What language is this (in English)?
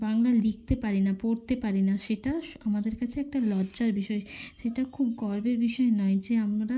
Bangla